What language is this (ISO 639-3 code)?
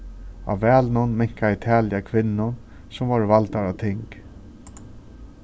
fao